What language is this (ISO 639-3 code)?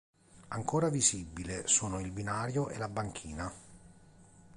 ita